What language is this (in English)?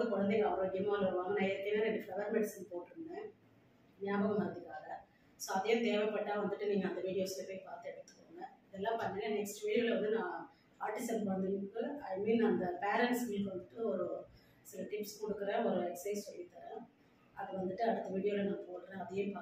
English